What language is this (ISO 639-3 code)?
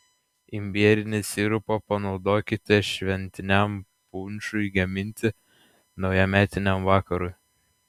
lit